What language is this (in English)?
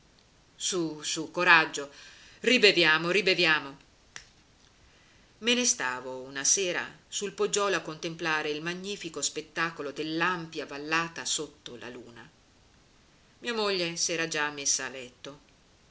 Italian